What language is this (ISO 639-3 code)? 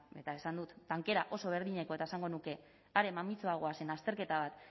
eus